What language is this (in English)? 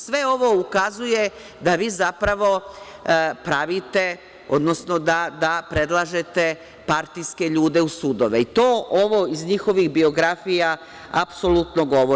Serbian